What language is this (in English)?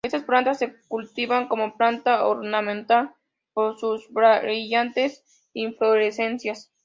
Spanish